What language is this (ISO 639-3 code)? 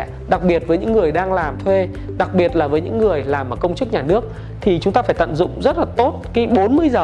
vie